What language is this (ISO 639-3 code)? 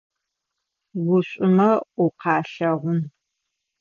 ady